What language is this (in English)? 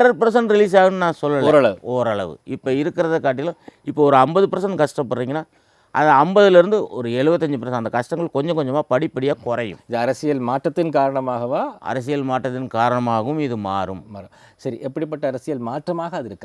Indonesian